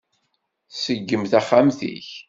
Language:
Kabyle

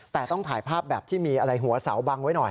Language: Thai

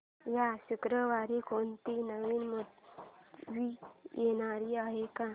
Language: Marathi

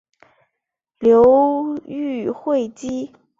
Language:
Chinese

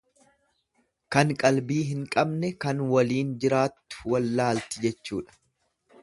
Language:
Oromo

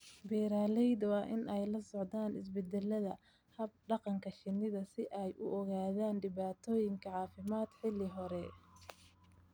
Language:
Somali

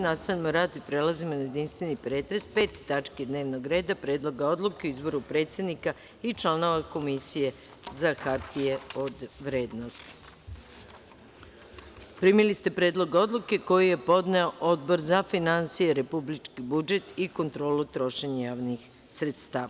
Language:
Serbian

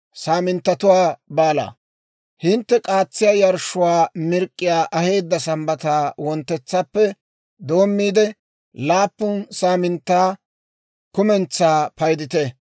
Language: Dawro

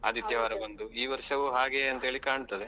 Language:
Kannada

